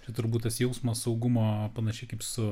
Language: Lithuanian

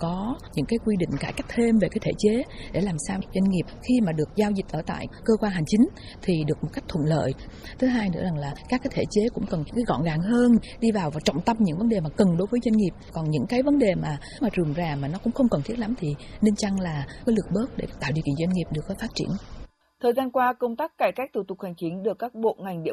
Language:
Vietnamese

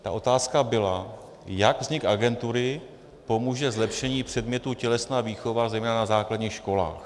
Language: Czech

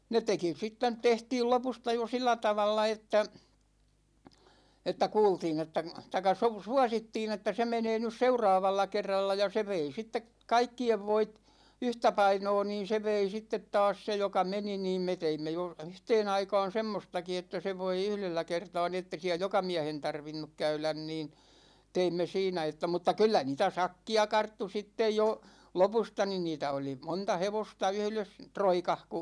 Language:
Finnish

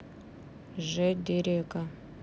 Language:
Russian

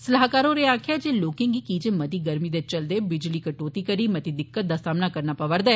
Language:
Dogri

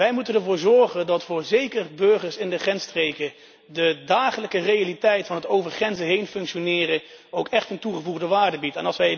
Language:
Dutch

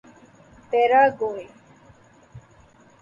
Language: Urdu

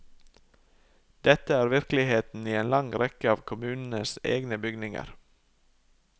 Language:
Norwegian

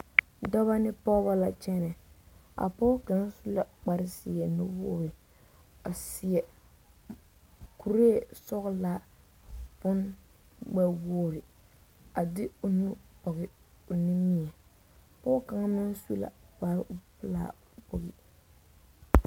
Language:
Southern Dagaare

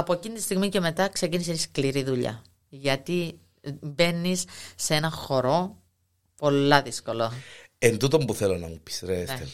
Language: Greek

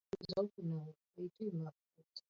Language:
Swahili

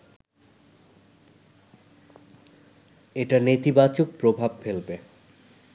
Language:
Bangla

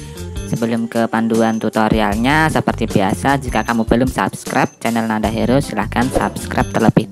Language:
Indonesian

